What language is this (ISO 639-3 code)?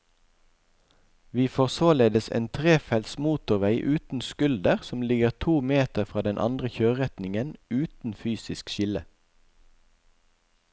nor